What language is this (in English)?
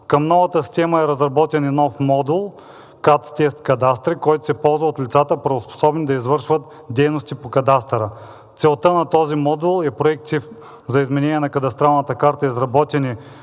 Bulgarian